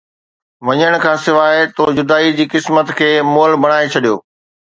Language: Sindhi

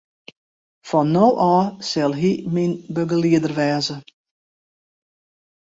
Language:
Western Frisian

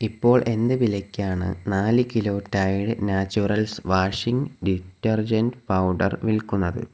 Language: Malayalam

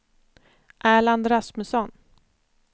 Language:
Swedish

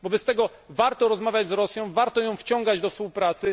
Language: Polish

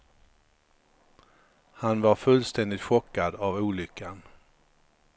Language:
Swedish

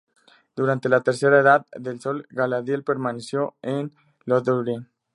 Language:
Spanish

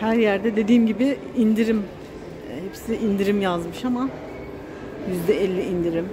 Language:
Turkish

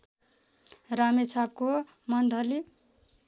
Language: Nepali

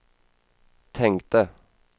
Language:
Swedish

